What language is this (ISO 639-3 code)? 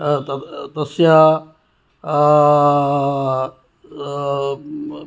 san